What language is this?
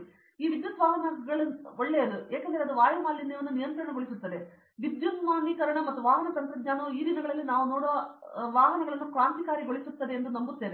Kannada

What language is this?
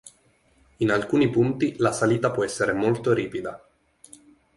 Italian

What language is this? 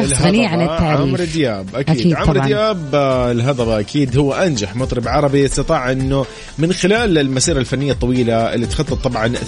Arabic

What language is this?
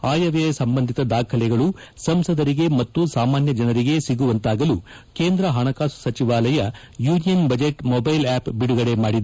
Kannada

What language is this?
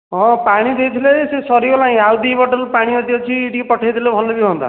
Odia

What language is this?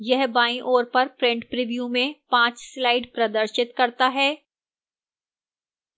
Hindi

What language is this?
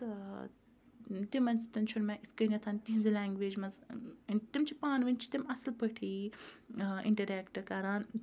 Kashmiri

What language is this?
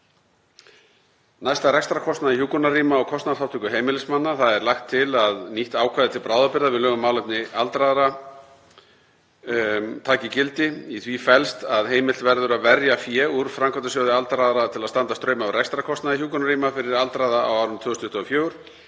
Icelandic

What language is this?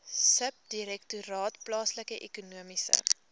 Afrikaans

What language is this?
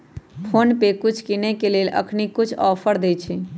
Magahi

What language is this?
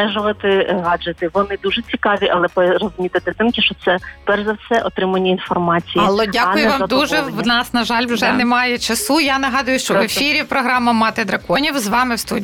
Ukrainian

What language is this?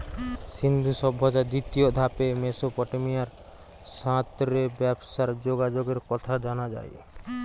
Bangla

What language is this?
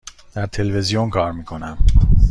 Persian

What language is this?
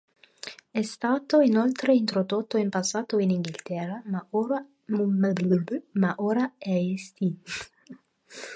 Italian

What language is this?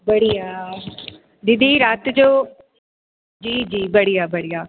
Sindhi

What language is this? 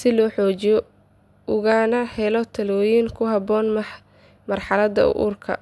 Somali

